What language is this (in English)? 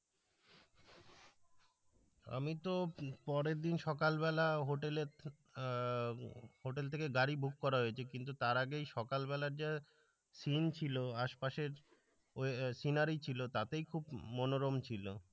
Bangla